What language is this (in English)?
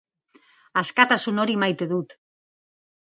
Basque